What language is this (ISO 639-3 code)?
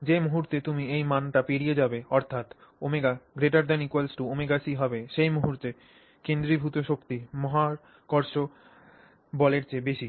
ben